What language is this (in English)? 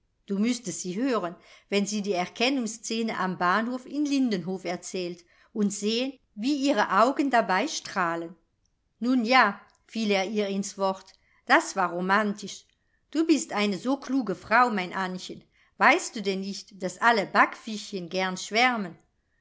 German